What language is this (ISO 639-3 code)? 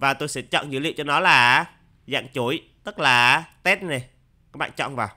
vie